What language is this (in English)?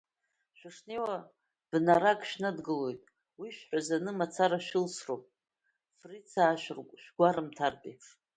Abkhazian